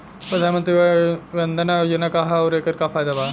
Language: Bhojpuri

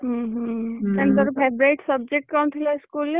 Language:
Odia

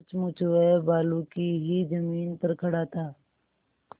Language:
Hindi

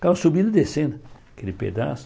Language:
Portuguese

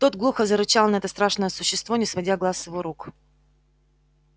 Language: Russian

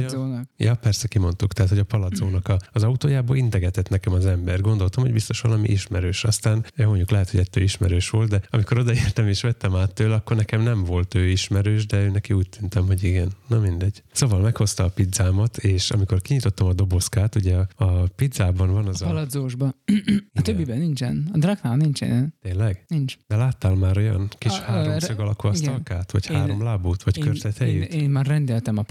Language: Hungarian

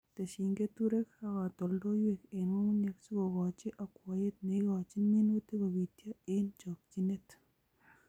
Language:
Kalenjin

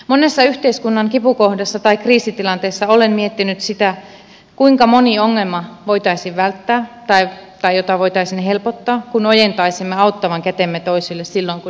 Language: Finnish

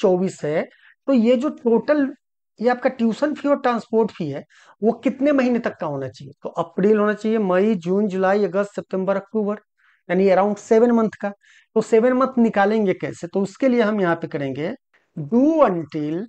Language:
Hindi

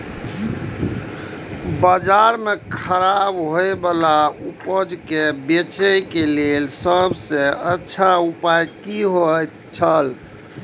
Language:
Maithili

